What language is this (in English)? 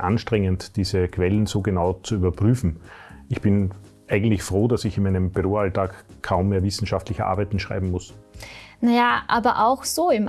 German